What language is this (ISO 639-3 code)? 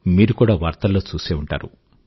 tel